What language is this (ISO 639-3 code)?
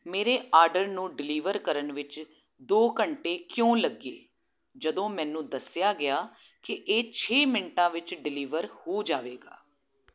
pan